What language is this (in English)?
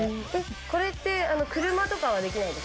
Japanese